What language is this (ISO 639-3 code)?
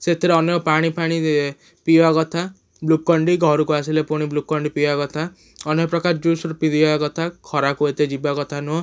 ori